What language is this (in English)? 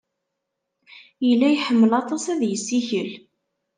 Kabyle